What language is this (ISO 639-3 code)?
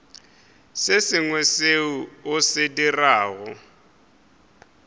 nso